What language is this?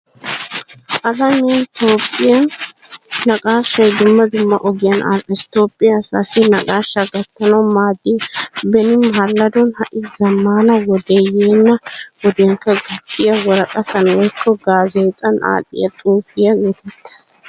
Wolaytta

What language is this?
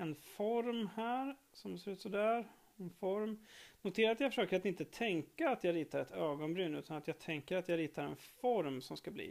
Swedish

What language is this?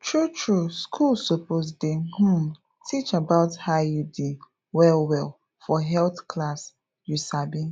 Nigerian Pidgin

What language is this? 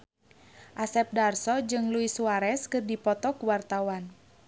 Sundanese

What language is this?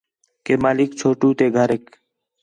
Khetrani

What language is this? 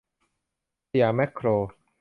Thai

